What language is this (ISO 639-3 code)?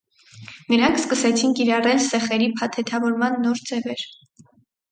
hye